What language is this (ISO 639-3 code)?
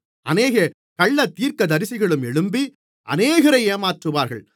tam